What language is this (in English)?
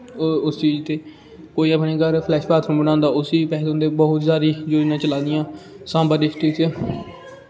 Dogri